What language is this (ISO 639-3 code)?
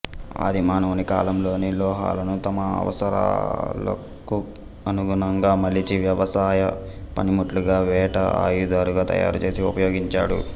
tel